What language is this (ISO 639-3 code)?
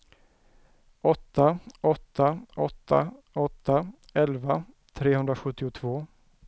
swe